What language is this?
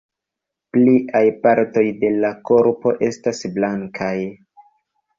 Esperanto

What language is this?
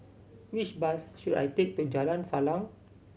English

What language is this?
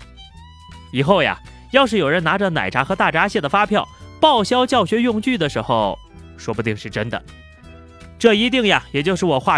Chinese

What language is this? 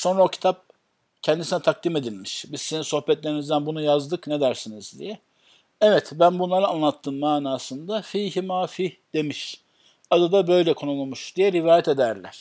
Turkish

